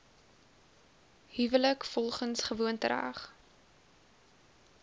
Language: Afrikaans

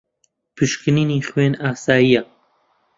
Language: Central Kurdish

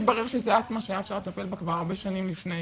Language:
Hebrew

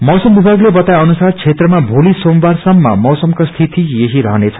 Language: Nepali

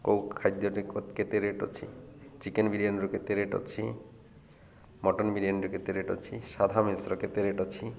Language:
Odia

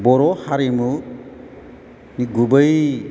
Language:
Bodo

